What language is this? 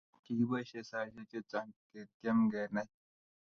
Kalenjin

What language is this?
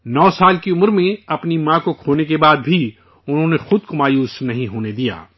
Urdu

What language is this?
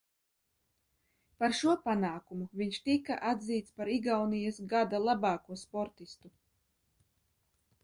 Latvian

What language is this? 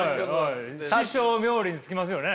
Japanese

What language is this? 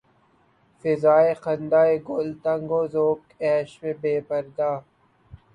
Urdu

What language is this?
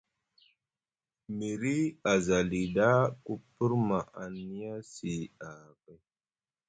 Musgu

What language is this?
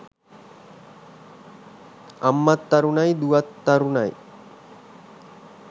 Sinhala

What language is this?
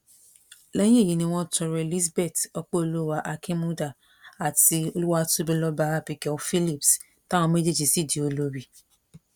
Yoruba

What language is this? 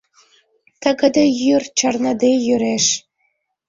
Mari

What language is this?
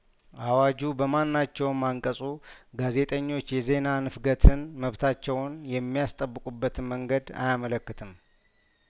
Amharic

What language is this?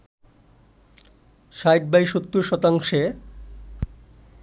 Bangla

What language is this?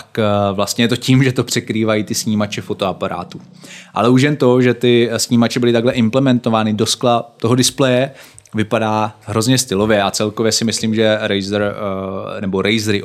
Czech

